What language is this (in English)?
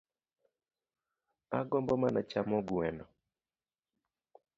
Luo (Kenya and Tanzania)